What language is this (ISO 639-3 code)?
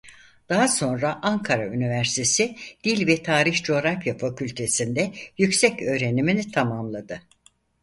tur